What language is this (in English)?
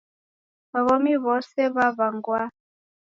Taita